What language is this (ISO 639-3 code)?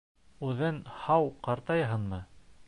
bak